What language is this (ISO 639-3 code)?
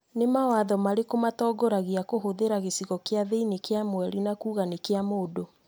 kik